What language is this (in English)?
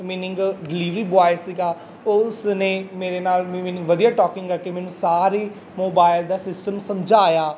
Punjabi